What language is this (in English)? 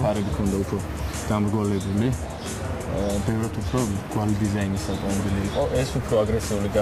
Arabic